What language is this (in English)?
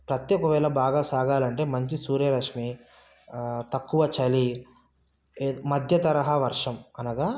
Telugu